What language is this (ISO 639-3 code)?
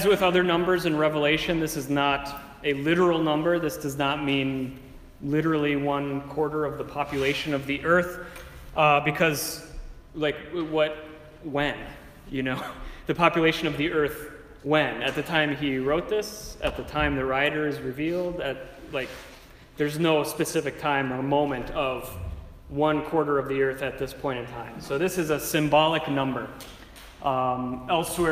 eng